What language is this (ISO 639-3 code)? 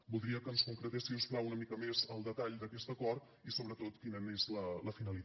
cat